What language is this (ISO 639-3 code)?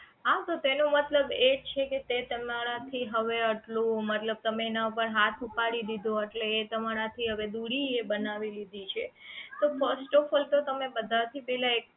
guj